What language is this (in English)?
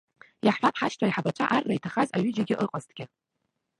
Abkhazian